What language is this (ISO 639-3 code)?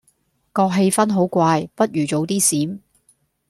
yue